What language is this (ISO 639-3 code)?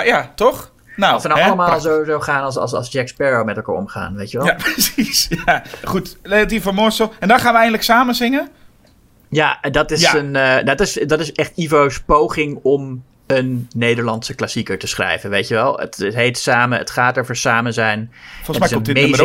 nld